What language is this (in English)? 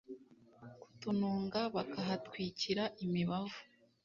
Kinyarwanda